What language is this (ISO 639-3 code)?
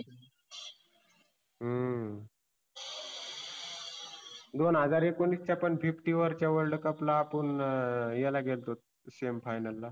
mar